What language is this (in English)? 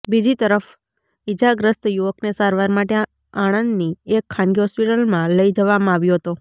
Gujarati